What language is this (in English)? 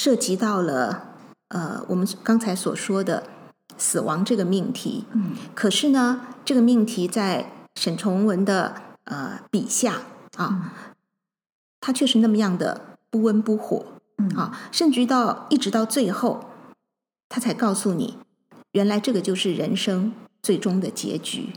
Chinese